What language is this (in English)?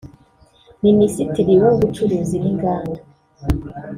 Kinyarwanda